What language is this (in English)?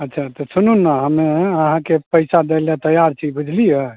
Maithili